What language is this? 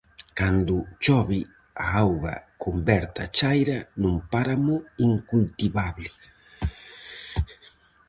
Galician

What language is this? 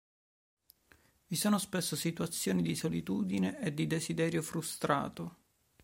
Italian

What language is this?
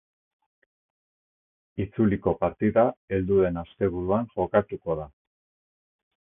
Basque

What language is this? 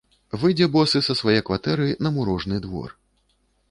Belarusian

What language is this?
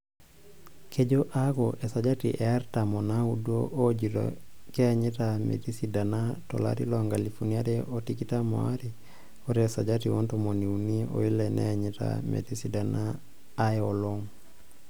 Masai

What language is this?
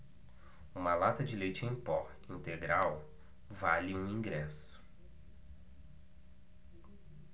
Portuguese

